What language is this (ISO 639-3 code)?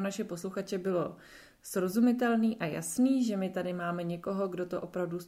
ces